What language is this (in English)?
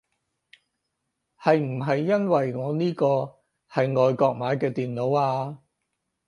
Cantonese